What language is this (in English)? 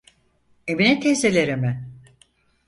Turkish